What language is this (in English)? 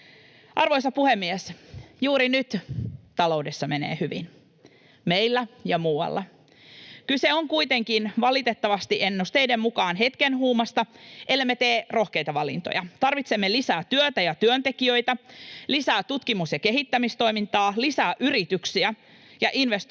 Finnish